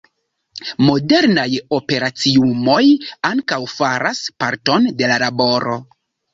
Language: Esperanto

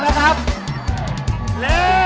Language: Thai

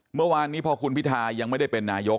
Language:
Thai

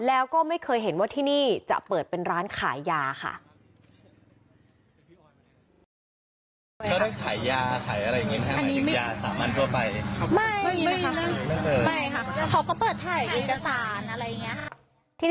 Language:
Thai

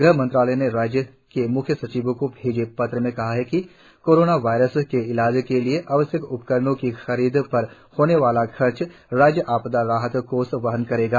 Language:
Hindi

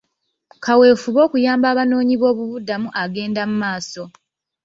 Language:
Ganda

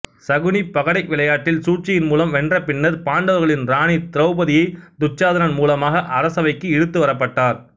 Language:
Tamil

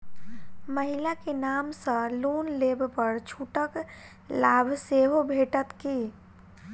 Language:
Maithili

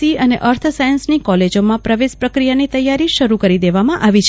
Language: Gujarati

